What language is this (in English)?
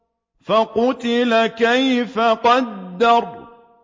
Arabic